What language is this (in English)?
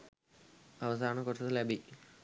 Sinhala